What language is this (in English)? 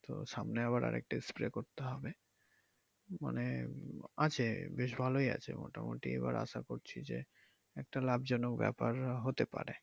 Bangla